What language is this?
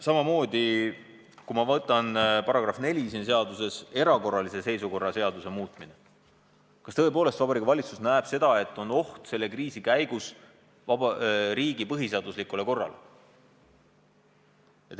Estonian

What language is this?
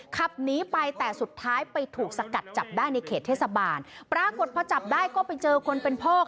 Thai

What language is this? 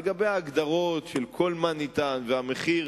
Hebrew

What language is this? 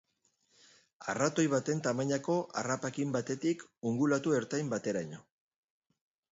Basque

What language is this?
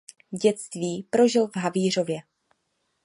Czech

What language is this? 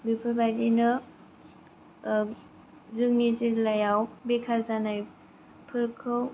Bodo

